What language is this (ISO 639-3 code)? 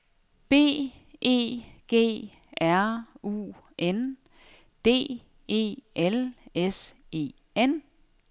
dan